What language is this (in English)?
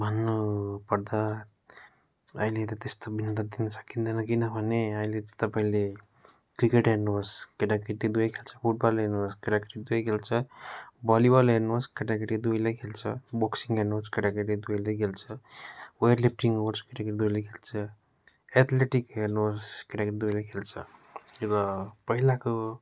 Nepali